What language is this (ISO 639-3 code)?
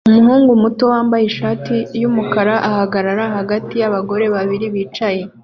kin